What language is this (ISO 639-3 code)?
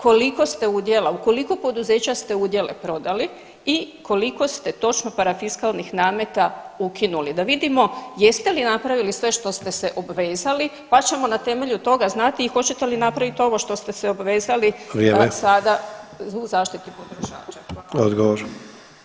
hrv